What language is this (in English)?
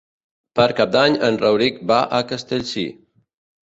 Catalan